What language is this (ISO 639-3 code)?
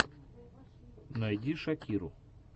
rus